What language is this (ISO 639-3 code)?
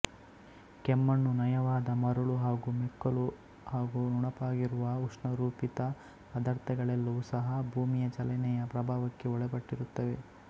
kan